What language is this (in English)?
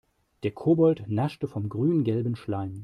German